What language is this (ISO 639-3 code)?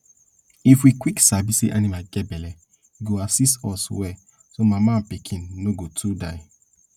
pcm